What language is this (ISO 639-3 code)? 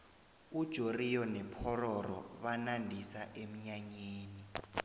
nbl